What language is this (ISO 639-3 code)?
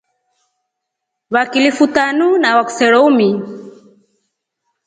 rof